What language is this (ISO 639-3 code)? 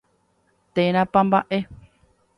grn